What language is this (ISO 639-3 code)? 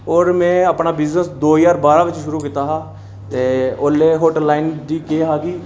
doi